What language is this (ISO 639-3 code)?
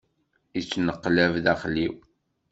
kab